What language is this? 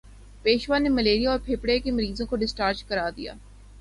Urdu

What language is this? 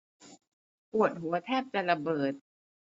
Thai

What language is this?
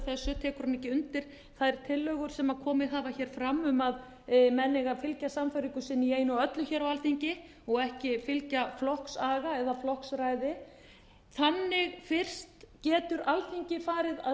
Icelandic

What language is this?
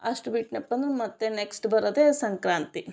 Kannada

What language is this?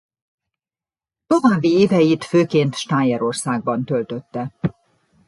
Hungarian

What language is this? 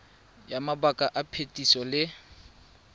Tswana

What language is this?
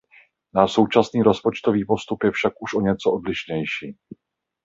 Czech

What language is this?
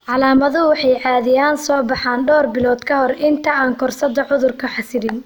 Somali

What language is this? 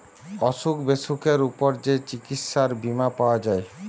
Bangla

